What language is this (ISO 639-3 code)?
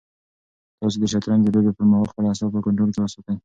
pus